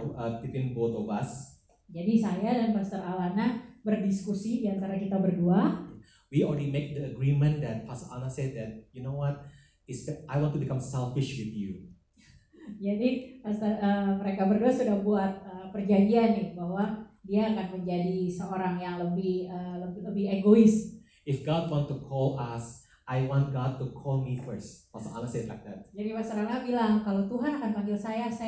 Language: Indonesian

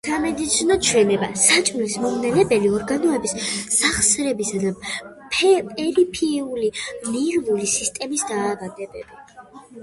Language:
Georgian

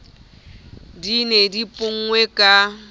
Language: Southern Sotho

